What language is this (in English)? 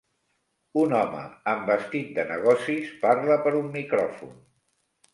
Catalan